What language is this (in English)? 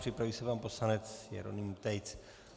Czech